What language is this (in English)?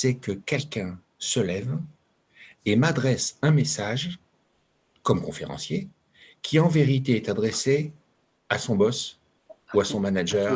French